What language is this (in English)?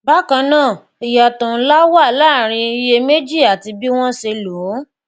Yoruba